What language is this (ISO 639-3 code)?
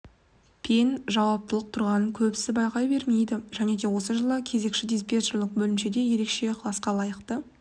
kaz